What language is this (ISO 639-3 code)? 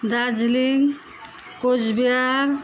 nep